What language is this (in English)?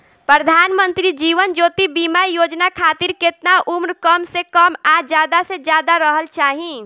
Bhojpuri